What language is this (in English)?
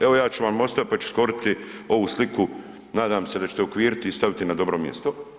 Croatian